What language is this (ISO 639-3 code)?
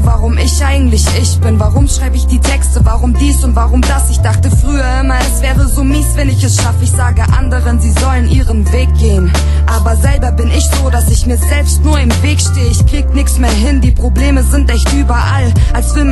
deu